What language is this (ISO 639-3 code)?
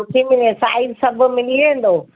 snd